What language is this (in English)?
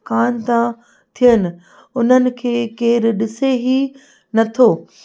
Sindhi